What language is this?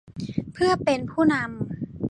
Thai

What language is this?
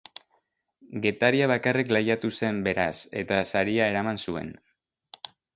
Basque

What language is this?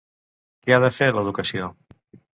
Catalan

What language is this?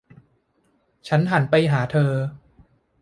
Thai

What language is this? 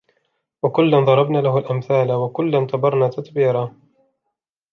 Arabic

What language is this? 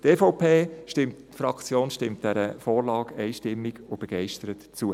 Swiss German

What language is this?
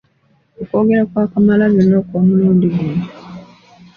Ganda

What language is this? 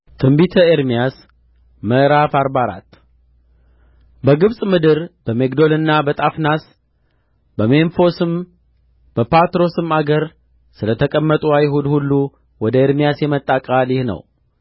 Amharic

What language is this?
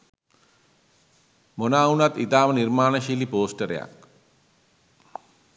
Sinhala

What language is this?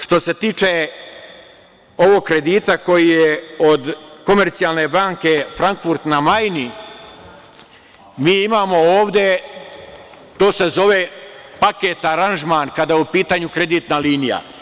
Serbian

